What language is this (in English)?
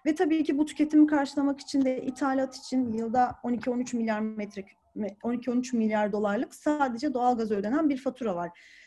Turkish